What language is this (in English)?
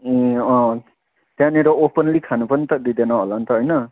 Nepali